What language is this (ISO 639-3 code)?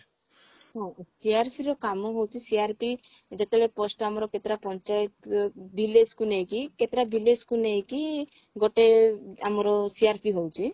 ori